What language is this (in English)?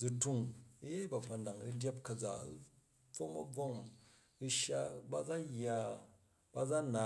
Jju